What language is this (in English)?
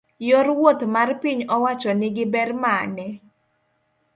Luo (Kenya and Tanzania)